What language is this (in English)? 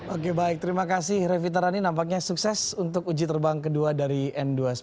Indonesian